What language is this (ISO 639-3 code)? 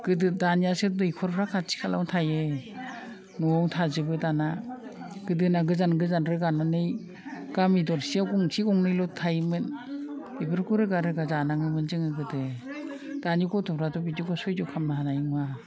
brx